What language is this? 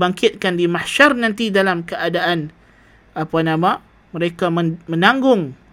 Malay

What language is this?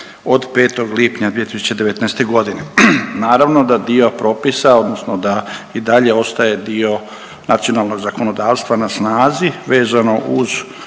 Croatian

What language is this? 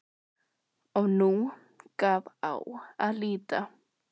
Icelandic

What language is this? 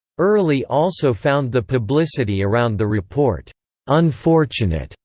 English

